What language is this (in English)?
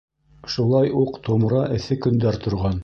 Bashkir